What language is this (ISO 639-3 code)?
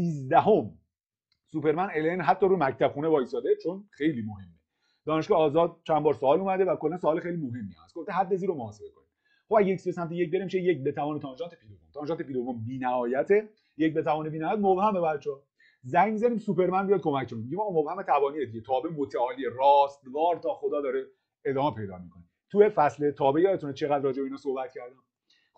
fas